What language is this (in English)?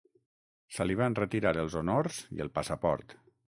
Catalan